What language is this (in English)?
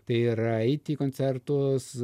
Lithuanian